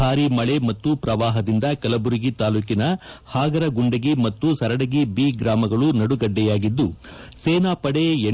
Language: Kannada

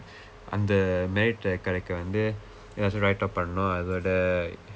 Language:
English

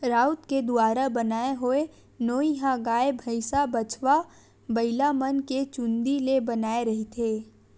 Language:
Chhattisgarhi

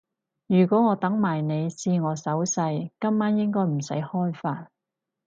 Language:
Cantonese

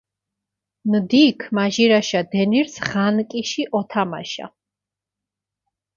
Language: Mingrelian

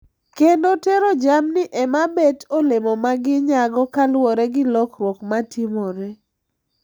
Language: Luo (Kenya and Tanzania)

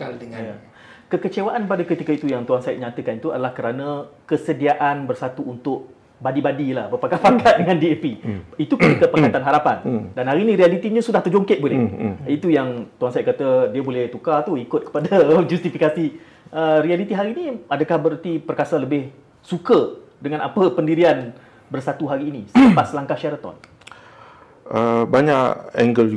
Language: Malay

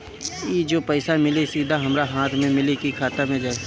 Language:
Bhojpuri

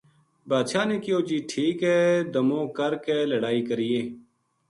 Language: Gujari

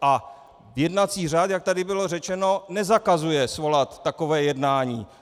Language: Czech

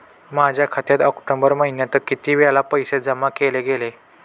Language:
Marathi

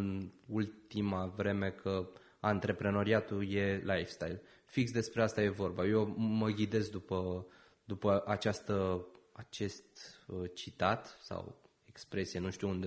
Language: Romanian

